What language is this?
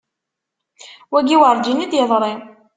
Kabyle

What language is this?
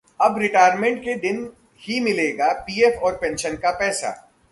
Hindi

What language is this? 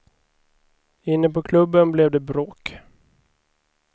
Swedish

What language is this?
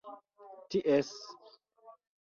Esperanto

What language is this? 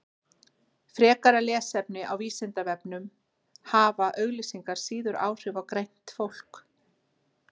Icelandic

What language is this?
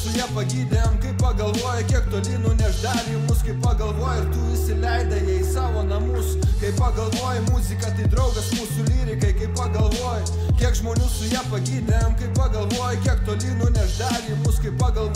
Russian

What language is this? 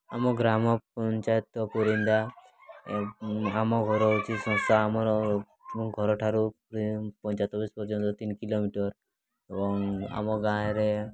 Odia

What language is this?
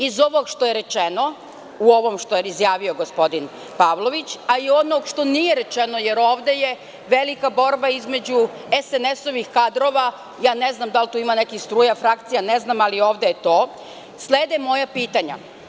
Serbian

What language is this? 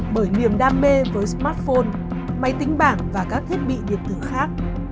Vietnamese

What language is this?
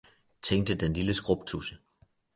Danish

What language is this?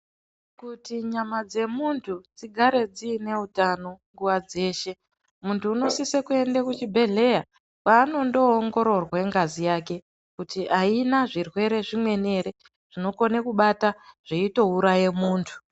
Ndau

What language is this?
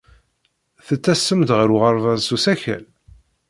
Kabyle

